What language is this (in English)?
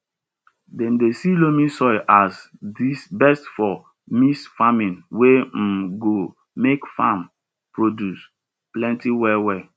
Nigerian Pidgin